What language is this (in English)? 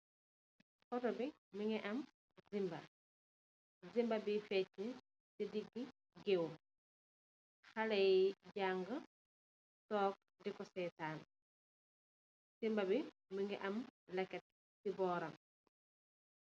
Wolof